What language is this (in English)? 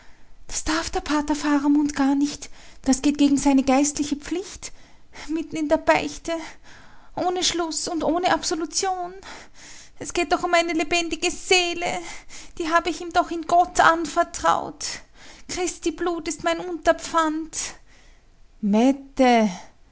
German